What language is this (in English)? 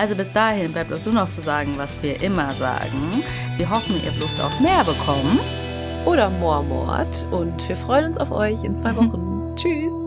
German